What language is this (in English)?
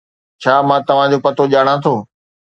Sindhi